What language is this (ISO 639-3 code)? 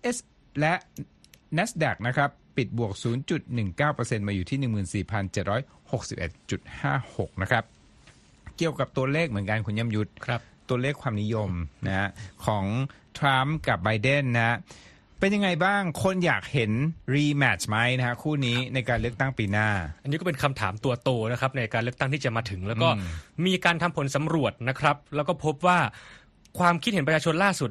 tha